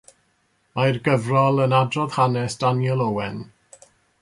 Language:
Welsh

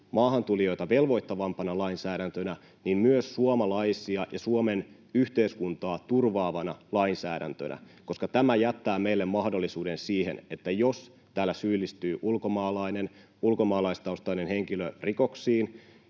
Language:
Finnish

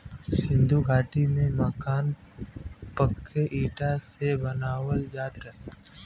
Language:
Bhojpuri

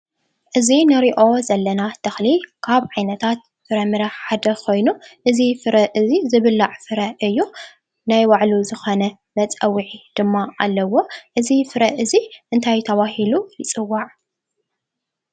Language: Tigrinya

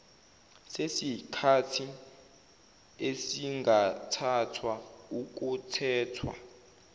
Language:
Zulu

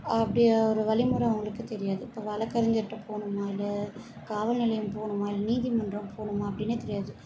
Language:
Tamil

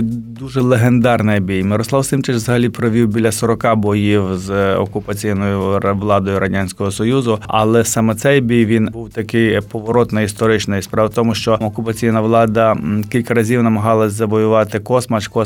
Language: Ukrainian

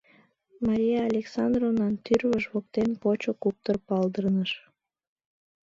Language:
Mari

